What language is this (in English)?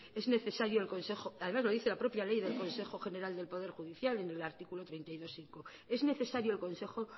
Spanish